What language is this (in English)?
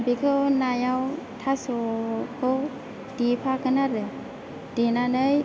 Bodo